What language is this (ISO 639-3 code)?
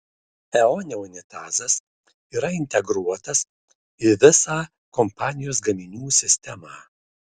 lit